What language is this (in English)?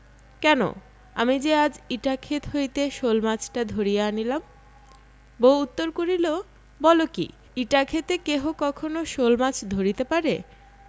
Bangla